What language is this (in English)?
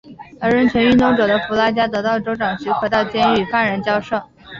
Chinese